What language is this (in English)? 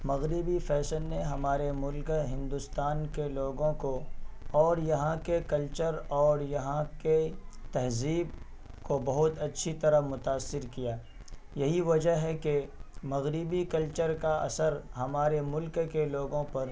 Urdu